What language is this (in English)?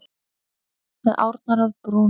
Icelandic